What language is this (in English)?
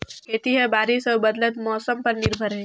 Chhattisgarhi